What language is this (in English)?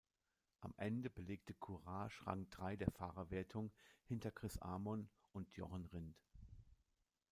German